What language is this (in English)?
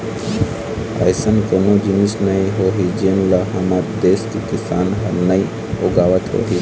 Chhattisgarhi